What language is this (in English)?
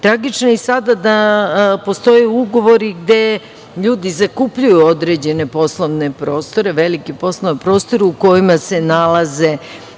Serbian